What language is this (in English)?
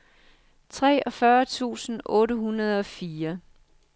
Danish